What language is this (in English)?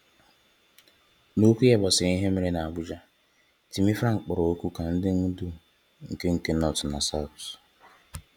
Igbo